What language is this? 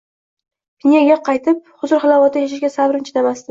Uzbek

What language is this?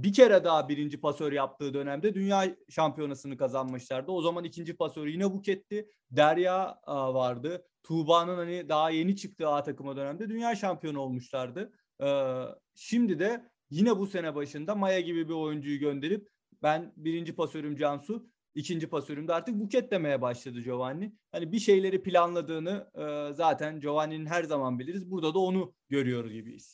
Turkish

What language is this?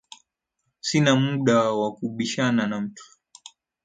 Swahili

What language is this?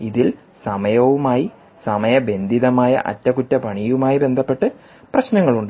Malayalam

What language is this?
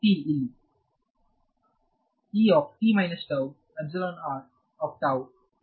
Kannada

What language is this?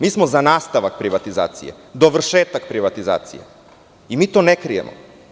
Serbian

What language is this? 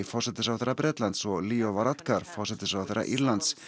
Icelandic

